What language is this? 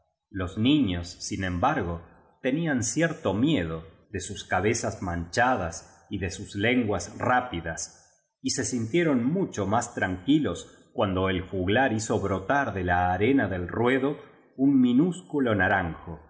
Spanish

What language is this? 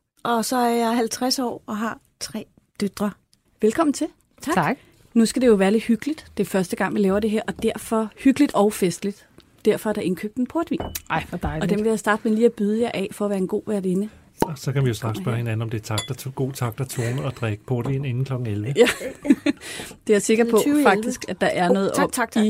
Danish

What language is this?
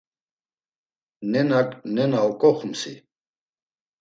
Laz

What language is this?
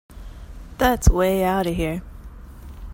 English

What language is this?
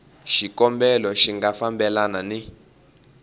Tsonga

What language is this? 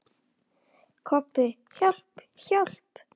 Icelandic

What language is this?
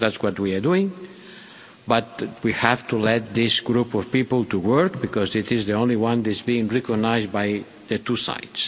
English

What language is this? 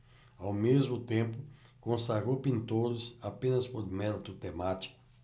Portuguese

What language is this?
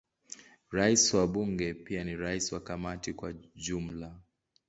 Swahili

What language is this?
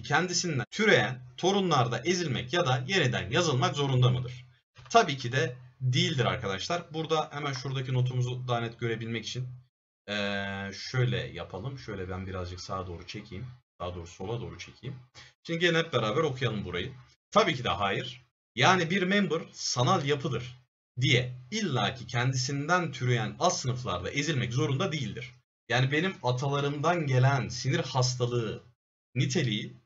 Turkish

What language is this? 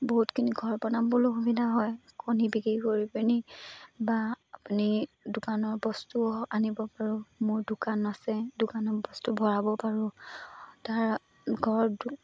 Assamese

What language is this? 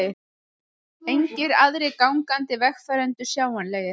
Icelandic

